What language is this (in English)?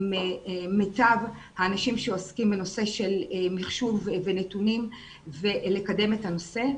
Hebrew